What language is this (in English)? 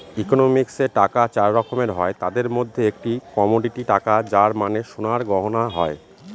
Bangla